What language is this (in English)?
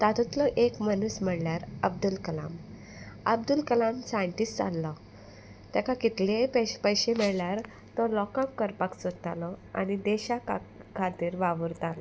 Konkani